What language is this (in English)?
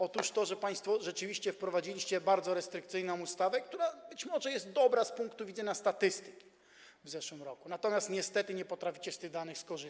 Polish